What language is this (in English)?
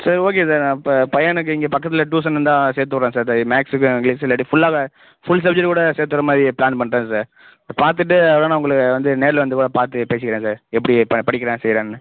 Tamil